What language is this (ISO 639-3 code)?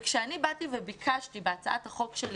heb